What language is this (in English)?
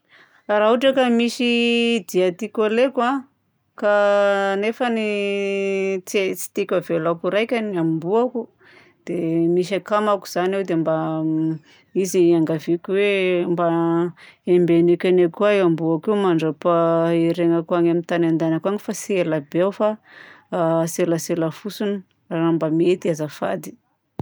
Southern Betsimisaraka Malagasy